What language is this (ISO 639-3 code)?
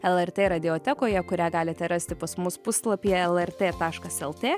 lit